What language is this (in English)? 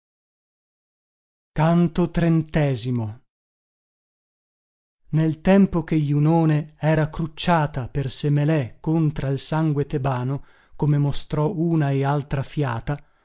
Italian